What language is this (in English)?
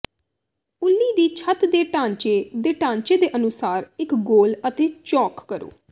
Punjabi